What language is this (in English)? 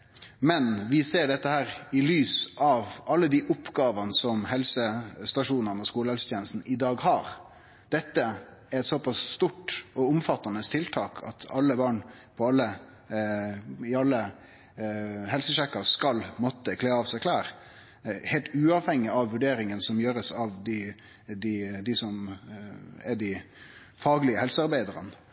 Norwegian Nynorsk